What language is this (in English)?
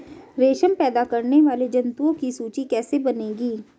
Hindi